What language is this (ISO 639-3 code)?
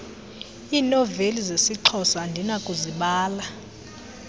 xho